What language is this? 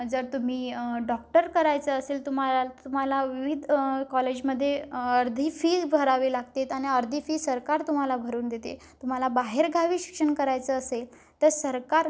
Marathi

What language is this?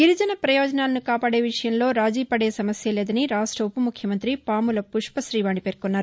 Telugu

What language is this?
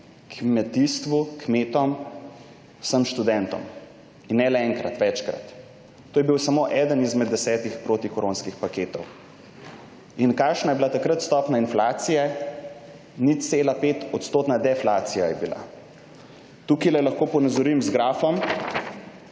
Slovenian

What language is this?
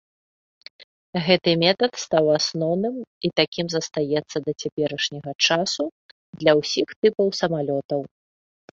Belarusian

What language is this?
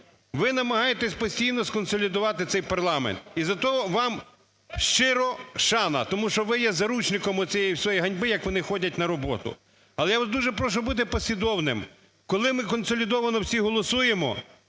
Ukrainian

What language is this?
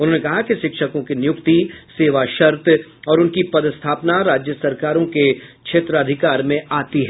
Hindi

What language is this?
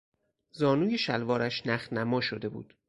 Persian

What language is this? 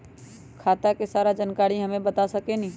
Magahi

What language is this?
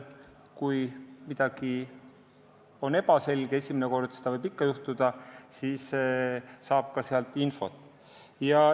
Estonian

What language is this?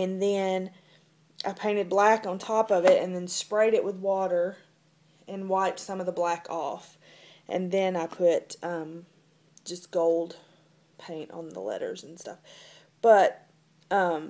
English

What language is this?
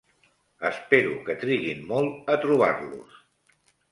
Catalan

